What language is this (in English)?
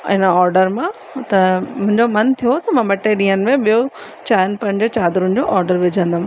Sindhi